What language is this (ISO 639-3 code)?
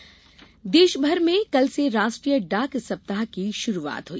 hin